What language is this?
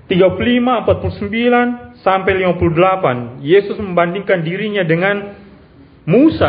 Indonesian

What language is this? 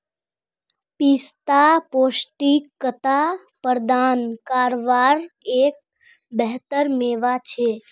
Magahi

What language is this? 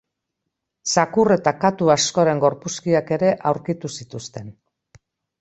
Basque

